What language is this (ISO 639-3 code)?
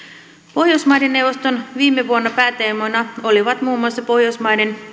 fin